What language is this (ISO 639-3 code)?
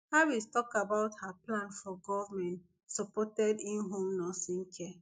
pcm